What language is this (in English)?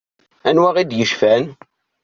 Kabyle